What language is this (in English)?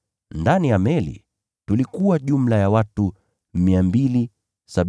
Swahili